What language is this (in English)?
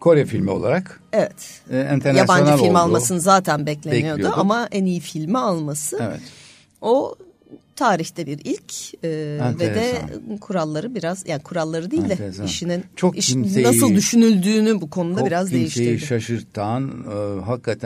Turkish